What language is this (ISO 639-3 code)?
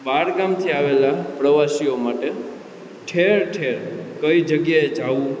guj